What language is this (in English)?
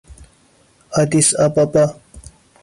Persian